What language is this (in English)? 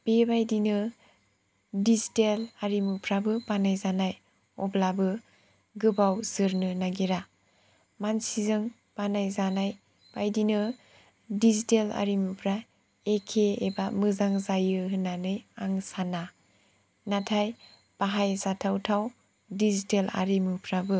Bodo